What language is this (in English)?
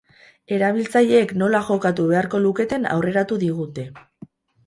Basque